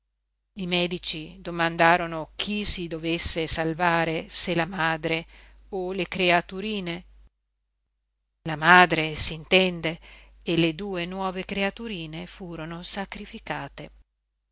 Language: Italian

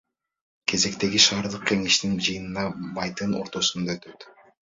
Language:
Kyrgyz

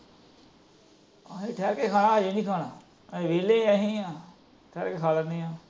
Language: Punjabi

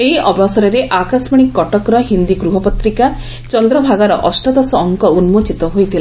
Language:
Odia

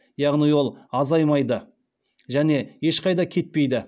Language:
Kazakh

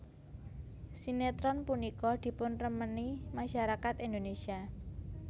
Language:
Javanese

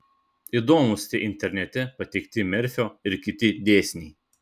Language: Lithuanian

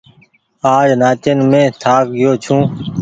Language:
Goaria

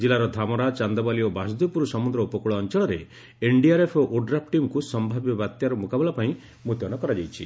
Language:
Odia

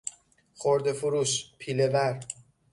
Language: Persian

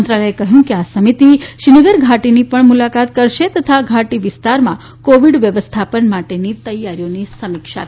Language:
Gujarati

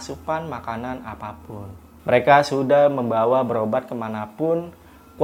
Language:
Indonesian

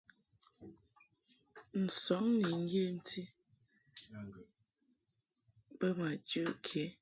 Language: Mungaka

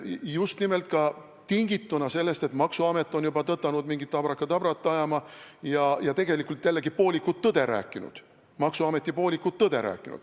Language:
Estonian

